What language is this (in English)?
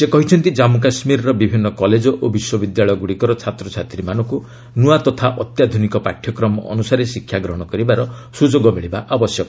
Odia